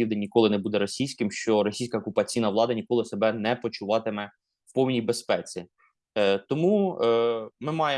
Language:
Ukrainian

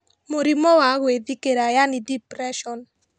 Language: Kikuyu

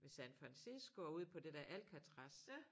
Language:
Danish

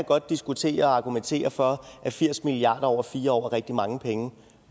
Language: Danish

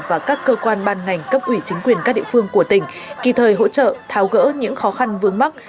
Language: Vietnamese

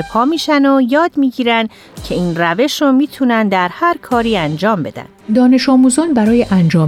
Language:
Persian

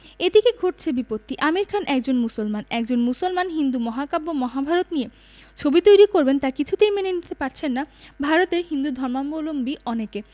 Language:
Bangla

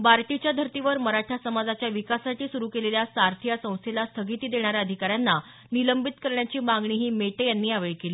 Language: Marathi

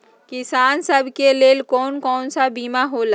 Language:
Magahi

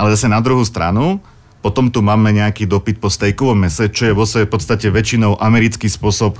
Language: Slovak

